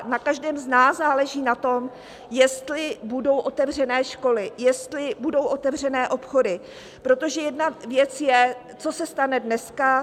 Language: Czech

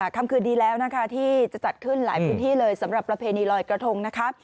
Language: Thai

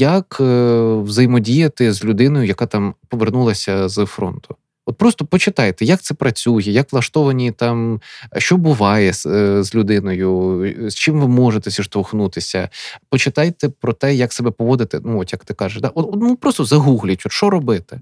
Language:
Ukrainian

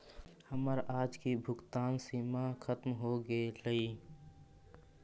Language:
Magahi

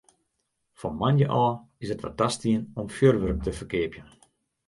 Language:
Western Frisian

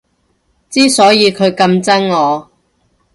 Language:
Cantonese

